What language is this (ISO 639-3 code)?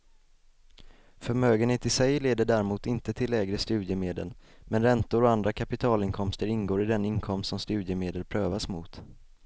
swe